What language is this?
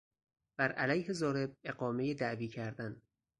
Persian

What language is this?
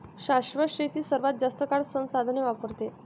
Marathi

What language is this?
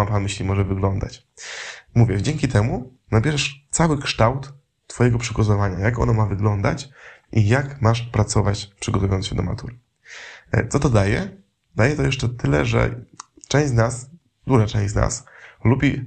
Polish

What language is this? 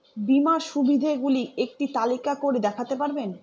Bangla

